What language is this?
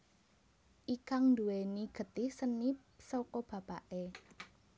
Javanese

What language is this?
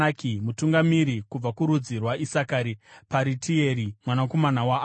Shona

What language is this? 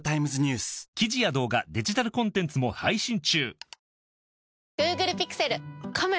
Japanese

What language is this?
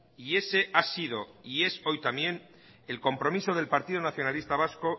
Spanish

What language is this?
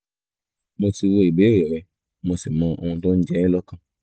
Yoruba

